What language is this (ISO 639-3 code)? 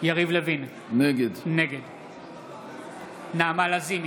heb